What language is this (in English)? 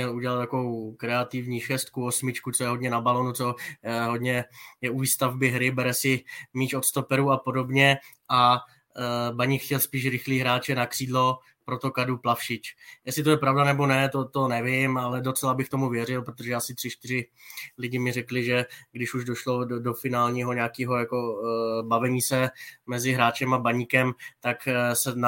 Czech